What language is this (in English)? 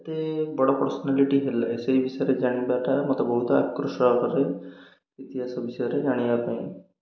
Odia